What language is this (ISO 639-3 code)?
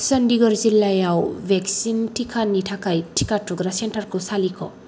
brx